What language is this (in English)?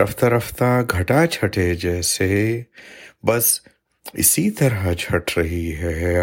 Urdu